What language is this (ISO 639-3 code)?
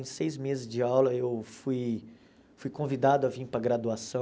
por